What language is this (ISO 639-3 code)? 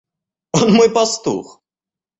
rus